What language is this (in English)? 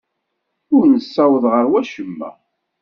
Kabyle